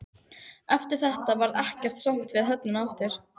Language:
Icelandic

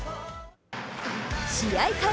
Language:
Japanese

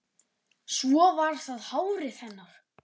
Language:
Icelandic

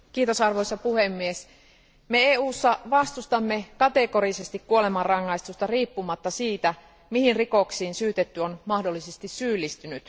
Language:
Finnish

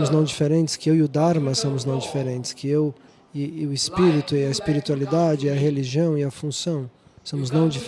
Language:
Portuguese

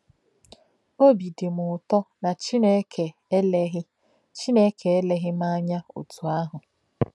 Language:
Igbo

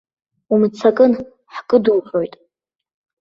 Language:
Abkhazian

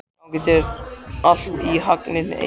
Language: Icelandic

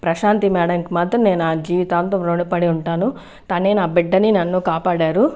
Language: Telugu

